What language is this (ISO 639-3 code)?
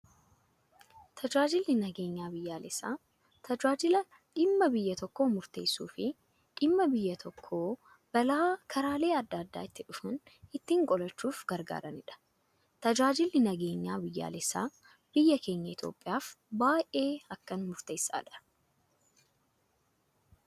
orm